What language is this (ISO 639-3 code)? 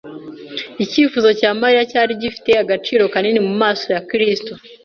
kin